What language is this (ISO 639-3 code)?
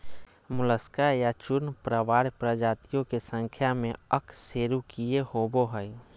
mag